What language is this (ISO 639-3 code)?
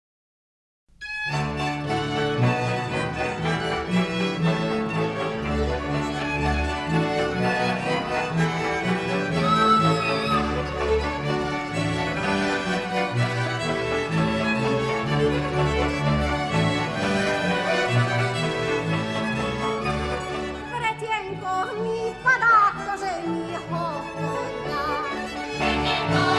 slk